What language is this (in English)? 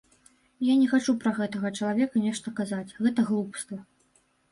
Belarusian